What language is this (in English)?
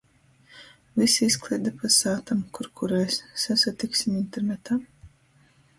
Latgalian